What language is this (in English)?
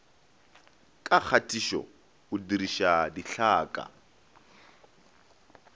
Northern Sotho